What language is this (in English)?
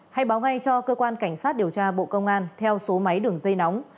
Vietnamese